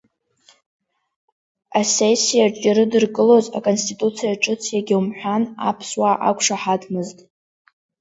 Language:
Abkhazian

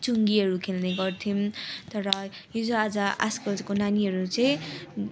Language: Nepali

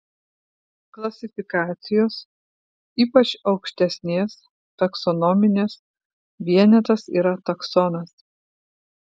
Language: Lithuanian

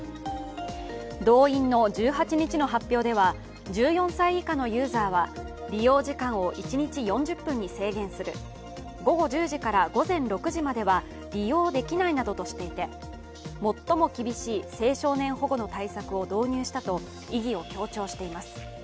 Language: Japanese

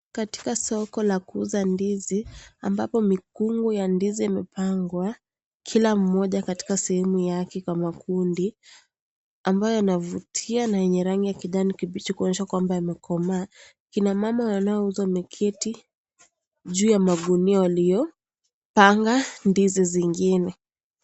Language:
Swahili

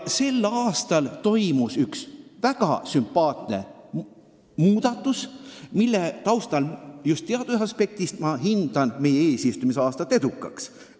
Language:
Estonian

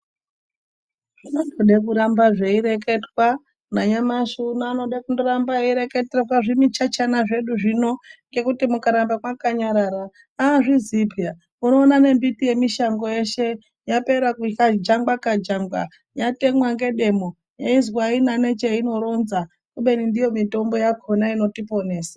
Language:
Ndau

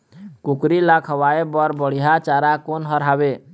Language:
Chhattisgarhi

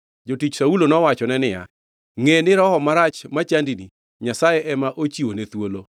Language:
Luo (Kenya and Tanzania)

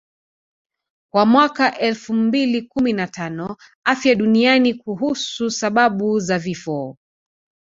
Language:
Swahili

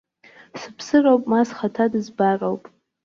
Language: Abkhazian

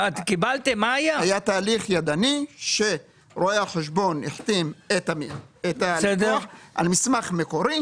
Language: Hebrew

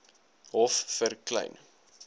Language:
Afrikaans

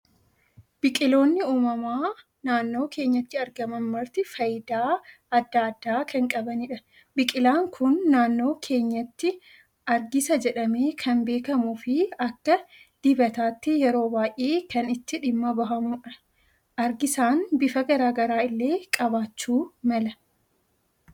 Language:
Oromo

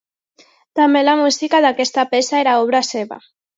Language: Catalan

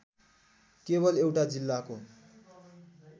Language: Nepali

